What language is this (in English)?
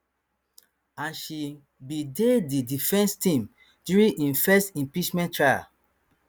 Nigerian Pidgin